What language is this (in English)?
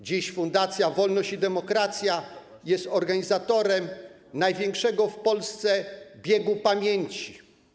Polish